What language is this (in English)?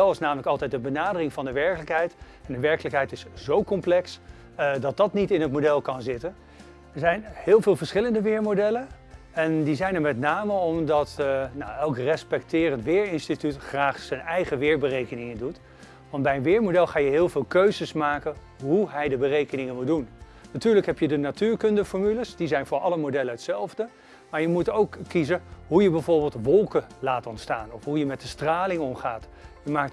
Dutch